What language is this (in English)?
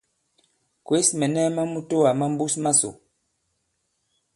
Bankon